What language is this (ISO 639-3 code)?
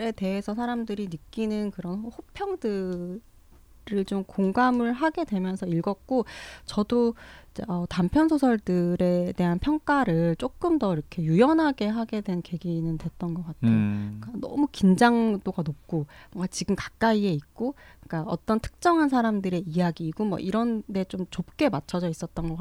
kor